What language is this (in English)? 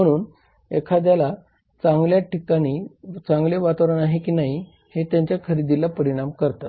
Marathi